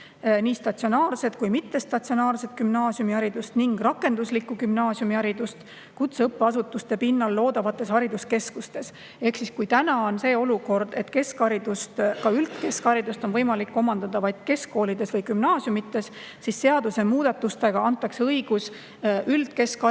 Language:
Estonian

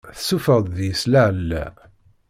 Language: Kabyle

